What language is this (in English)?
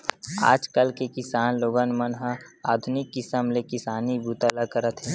Chhattisgarhi